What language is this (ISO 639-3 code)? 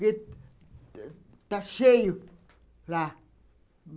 por